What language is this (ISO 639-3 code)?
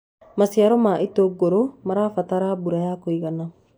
kik